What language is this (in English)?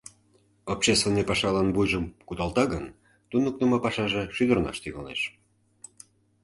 Mari